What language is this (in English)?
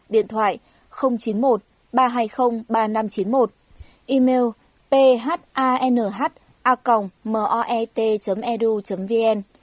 Vietnamese